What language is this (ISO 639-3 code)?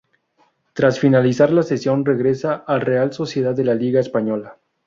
spa